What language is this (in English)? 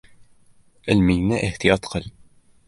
Uzbek